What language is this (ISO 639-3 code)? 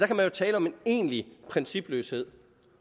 dan